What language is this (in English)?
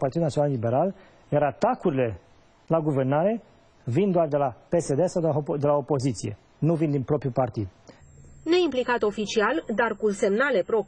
Romanian